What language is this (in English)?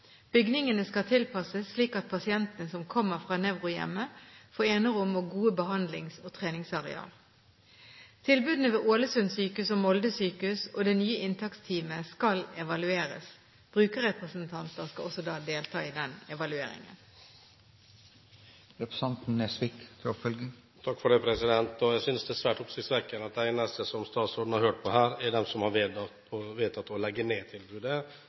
Norwegian Bokmål